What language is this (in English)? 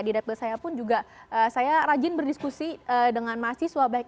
Indonesian